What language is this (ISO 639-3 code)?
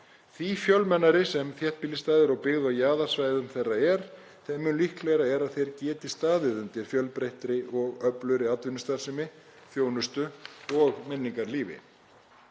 isl